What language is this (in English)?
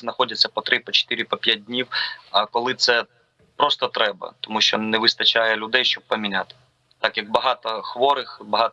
Ukrainian